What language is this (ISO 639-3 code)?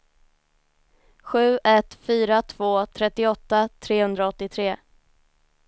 swe